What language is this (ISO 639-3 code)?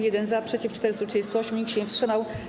pol